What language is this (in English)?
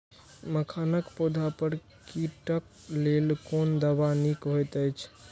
Maithili